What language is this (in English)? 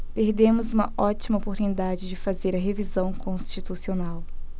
Portuguese